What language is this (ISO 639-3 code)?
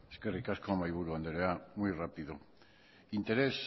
eus